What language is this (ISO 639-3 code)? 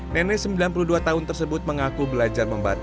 ind